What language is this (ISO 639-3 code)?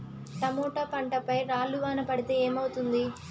tel